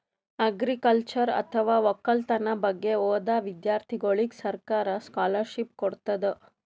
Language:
Kannada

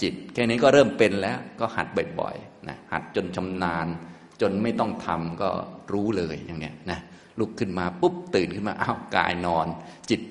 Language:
Thai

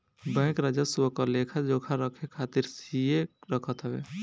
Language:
Bhojpuri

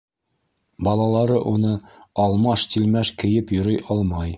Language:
Bashkir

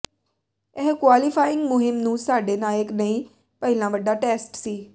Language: Punjabi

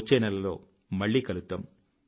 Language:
Telugu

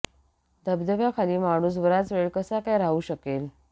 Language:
Marathi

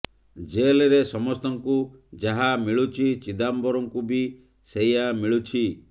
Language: Odia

